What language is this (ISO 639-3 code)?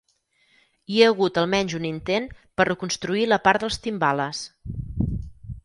cat